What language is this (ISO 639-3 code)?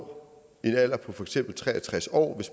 dan